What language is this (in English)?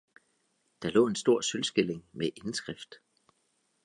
Danish